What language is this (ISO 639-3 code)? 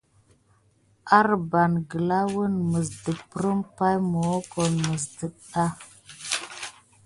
gid